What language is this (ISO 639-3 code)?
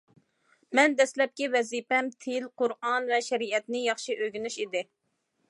uig